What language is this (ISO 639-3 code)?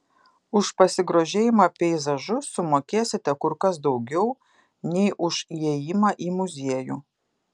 lit